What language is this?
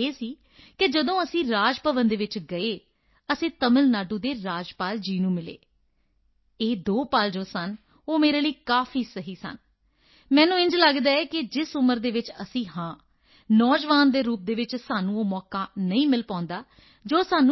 Punjabi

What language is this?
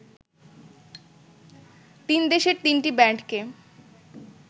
Bangla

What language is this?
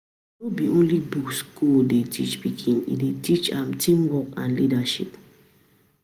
Nigerian Pidgin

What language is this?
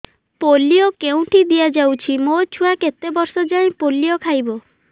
Odia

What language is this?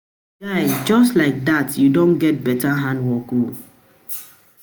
Nigerian Pidgin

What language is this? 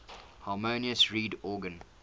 English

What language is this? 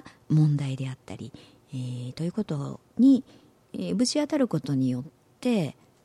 Japanese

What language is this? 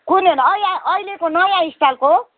Nepali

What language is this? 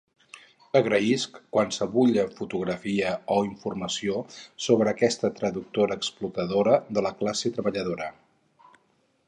Catalan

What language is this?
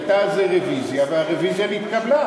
Hebrew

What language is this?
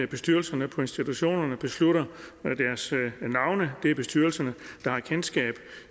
Danish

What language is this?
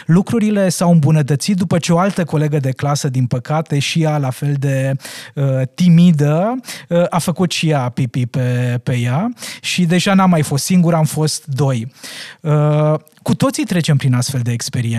Romanian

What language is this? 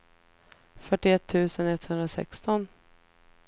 Swedish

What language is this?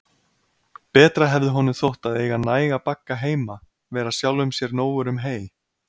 Icelandic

